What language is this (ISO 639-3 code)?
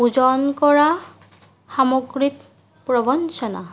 asm